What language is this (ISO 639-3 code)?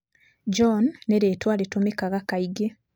kik